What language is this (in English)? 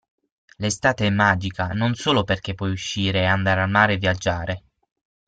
Italian